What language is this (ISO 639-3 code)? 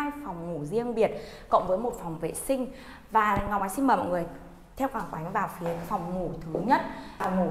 vie